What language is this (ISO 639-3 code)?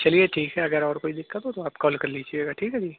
urd